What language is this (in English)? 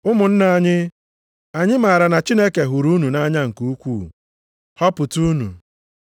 Igbo